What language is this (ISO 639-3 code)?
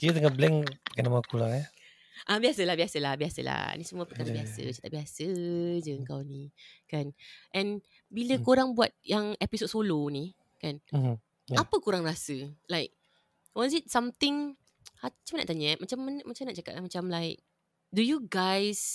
msa